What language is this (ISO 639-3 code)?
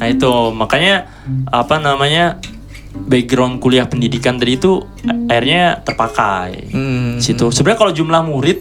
ind